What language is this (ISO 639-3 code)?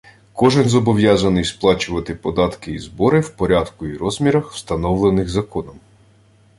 ukr